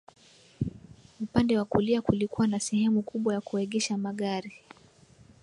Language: Swahili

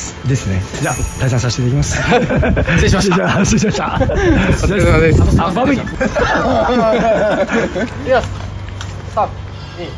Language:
Japanese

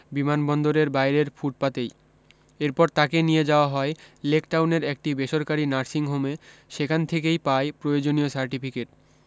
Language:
Bangla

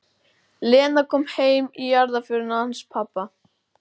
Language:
Icelandic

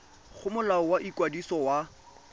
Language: Tswana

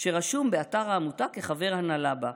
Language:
Hebrew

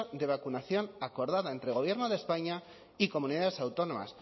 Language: Spanish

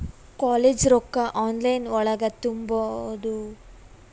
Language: Kannada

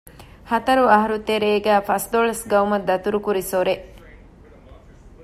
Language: Divehi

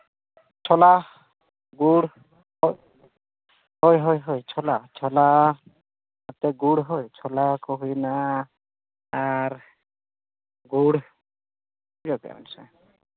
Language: Santali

